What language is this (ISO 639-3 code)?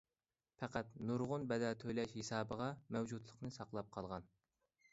uig